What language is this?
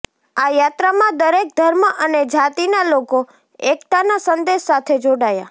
Gujarati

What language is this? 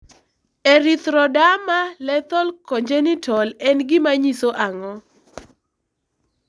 Luo (Kenya and Tanzania)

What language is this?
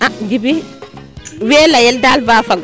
Serer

